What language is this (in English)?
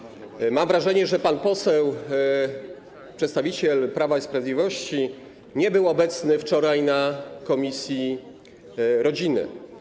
Polish